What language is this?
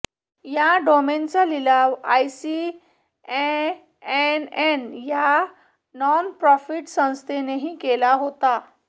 Marathi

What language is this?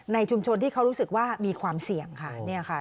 Thai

